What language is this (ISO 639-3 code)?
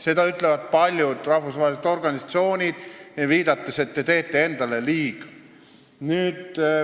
est